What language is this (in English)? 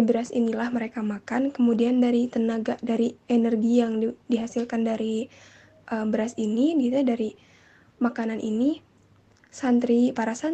Indonesian